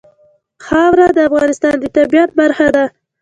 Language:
Pashto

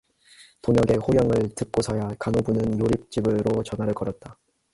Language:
Korean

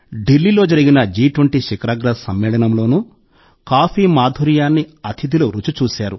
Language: Telugu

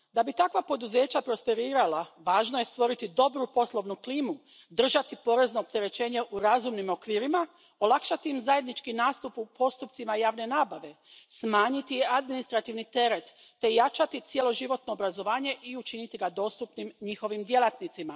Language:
Croatian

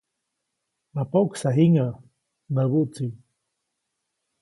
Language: Copainalá Zoque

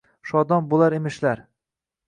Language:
Uzbek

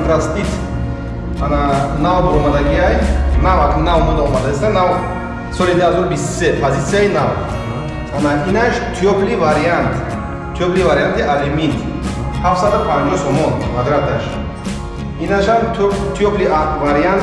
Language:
Turkish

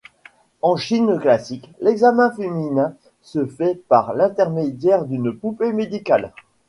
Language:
French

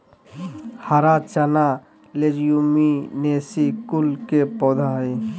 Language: Magahi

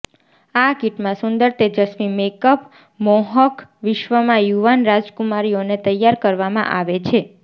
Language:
Gujarati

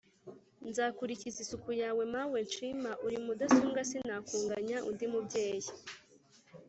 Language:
Kinyarwanda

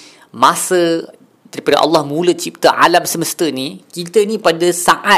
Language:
Malay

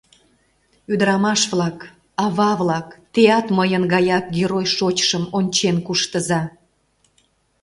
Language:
Mari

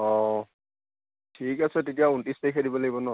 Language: Assamese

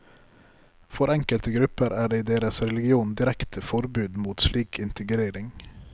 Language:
Norwegian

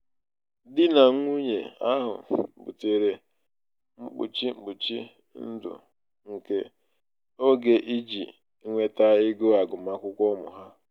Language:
Igbo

